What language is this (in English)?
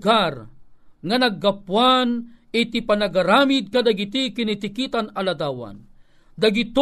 Filipino